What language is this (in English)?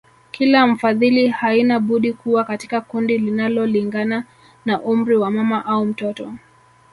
Swahili